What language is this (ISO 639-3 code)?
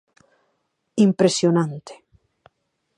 glg